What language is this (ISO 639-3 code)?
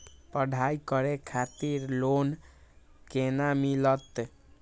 mai